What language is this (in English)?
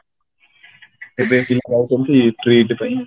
Odia